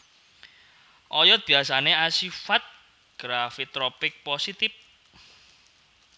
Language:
Javanese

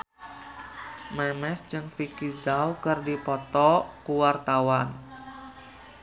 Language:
Sundanese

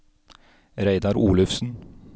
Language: Norwegian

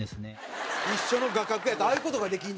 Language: Japanese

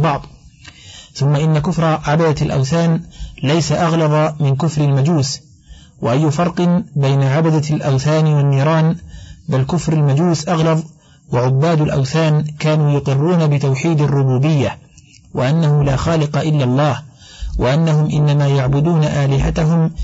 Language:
Arabic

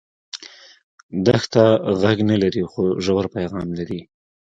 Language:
Pashto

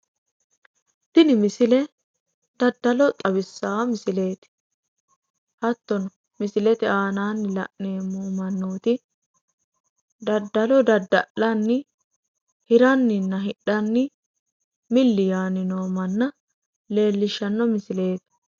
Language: Sidamo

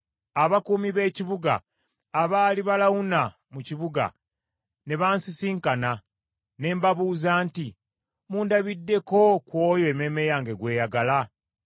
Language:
Ganda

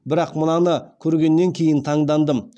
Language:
Kazakh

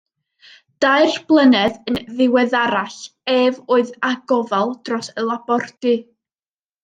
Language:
Welsh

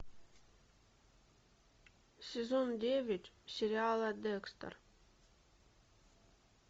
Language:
Russian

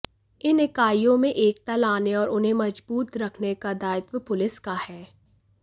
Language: Hindi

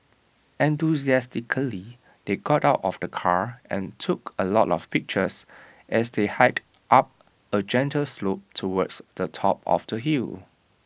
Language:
English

